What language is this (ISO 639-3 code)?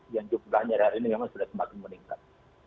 ind